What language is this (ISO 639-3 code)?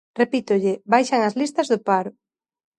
glg